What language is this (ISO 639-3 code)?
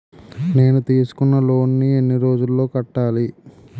tel